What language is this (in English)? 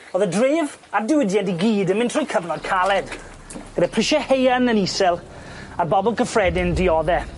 Welsh